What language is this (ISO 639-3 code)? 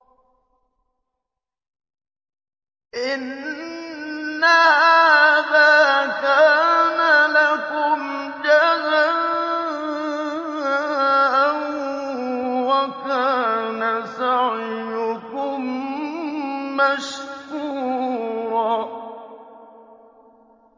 ara